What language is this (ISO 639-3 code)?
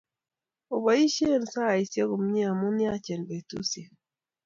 kln